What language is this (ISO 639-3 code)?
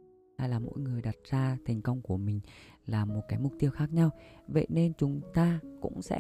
vie